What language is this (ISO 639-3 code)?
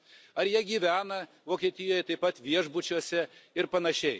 lit